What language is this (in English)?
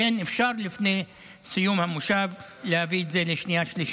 Hebrew